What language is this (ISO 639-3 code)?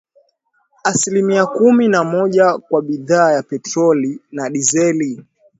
swa